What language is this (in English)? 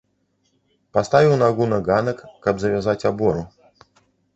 Belarusian